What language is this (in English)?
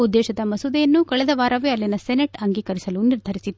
Kannada